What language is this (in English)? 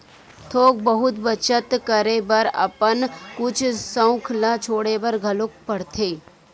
Chhattisgarhi